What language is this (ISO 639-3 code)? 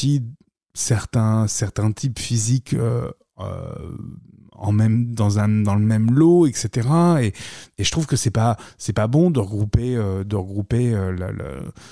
fra